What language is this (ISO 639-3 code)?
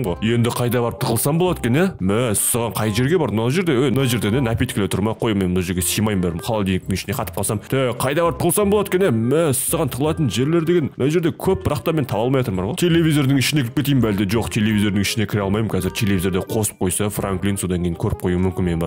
tur